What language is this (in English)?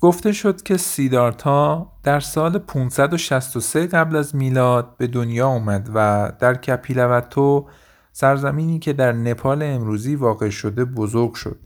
Persian